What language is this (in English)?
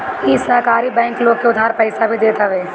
Bhojpuri